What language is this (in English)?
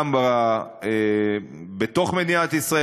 Hebrew